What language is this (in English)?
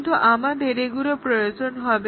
Bangla